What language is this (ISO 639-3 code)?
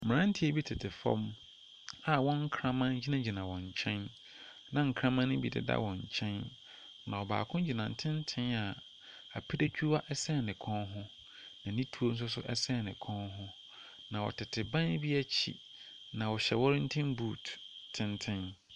aka